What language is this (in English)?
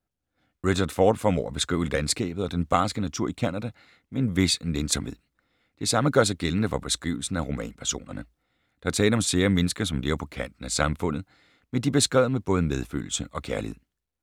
Danish